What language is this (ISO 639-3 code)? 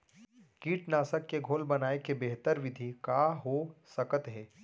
hne